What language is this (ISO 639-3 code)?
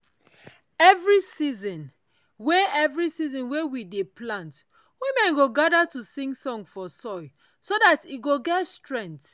pcm